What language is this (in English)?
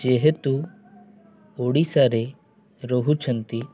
Odia